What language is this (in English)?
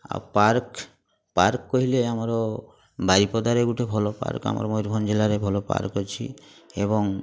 Odia